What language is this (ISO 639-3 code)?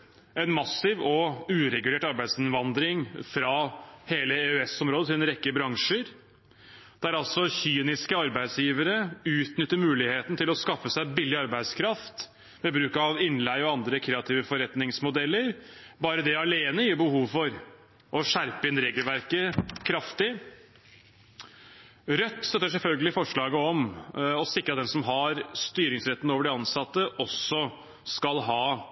nob